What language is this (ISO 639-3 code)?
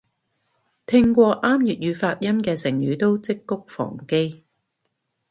yue